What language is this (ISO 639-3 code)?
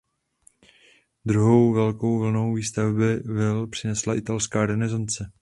ces